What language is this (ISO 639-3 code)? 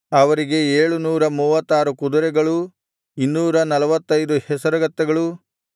kan